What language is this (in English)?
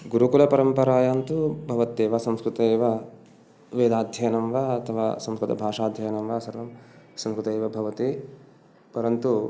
Sanskrit